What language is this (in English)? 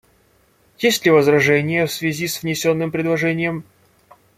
Russian